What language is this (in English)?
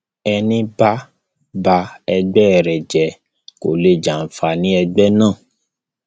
Yoruba